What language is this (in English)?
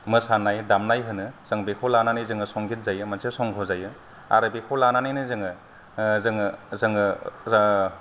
Bodo